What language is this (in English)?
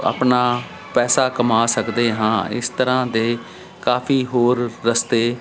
Punjabi